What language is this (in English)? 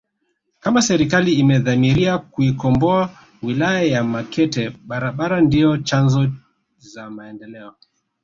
Swahili